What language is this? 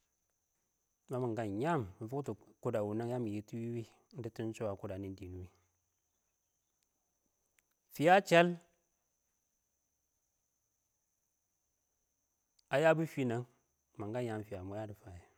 Awak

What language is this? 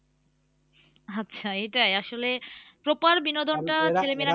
Bangla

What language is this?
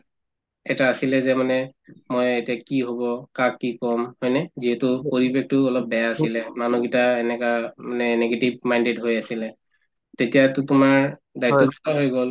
Assamese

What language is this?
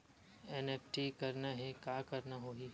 Chhattisgarhi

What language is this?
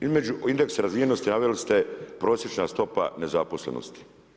Croatian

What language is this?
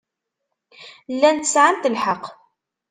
Kabyle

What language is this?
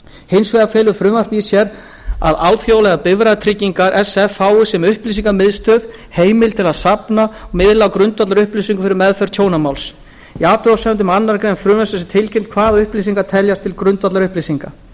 Icelandic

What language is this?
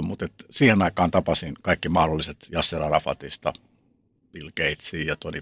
Finnish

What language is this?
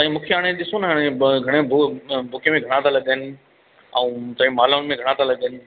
Sindhi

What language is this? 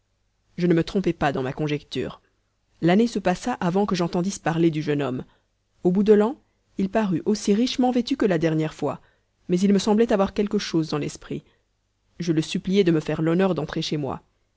French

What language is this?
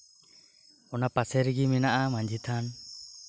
Santali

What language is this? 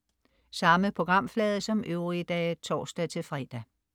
Danish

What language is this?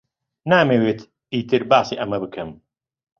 Central Kurdish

